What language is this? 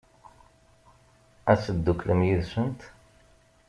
Kabyle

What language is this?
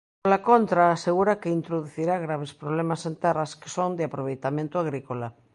Galician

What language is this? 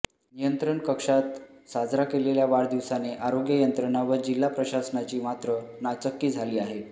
Marathi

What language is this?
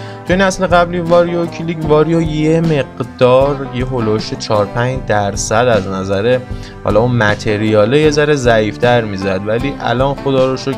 Persian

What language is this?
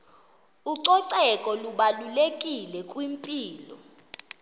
Xhosa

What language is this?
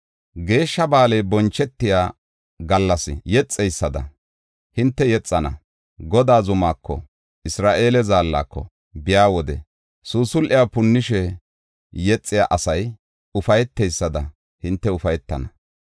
Gofa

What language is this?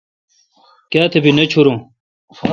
Kalkoti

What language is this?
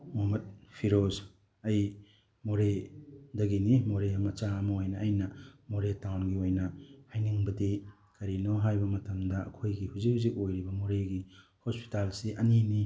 Manipuri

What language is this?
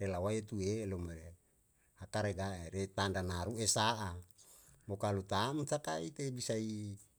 Yalahatan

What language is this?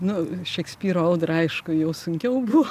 Lithuanian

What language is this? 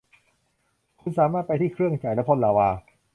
Thai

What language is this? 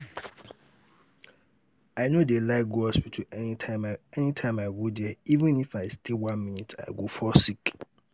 Nigerian Pidgin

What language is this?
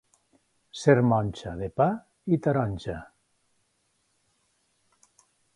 Catalan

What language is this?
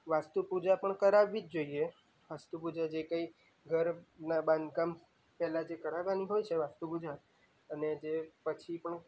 Gujarati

